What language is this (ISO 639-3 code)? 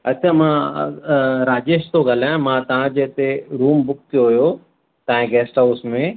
snd